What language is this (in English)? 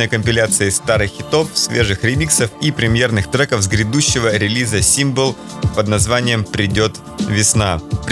Russian